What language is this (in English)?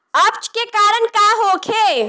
Bhojpuri